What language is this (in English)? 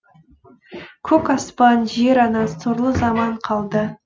Kazakh